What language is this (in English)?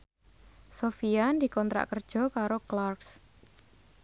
Javanese